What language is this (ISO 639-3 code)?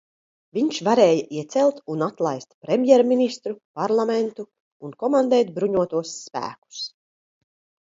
lav